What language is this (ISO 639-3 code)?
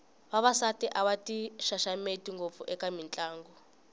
tso